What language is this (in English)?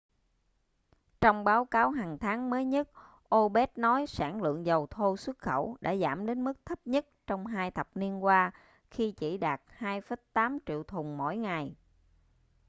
Vietnamese